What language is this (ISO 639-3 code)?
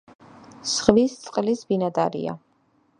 kat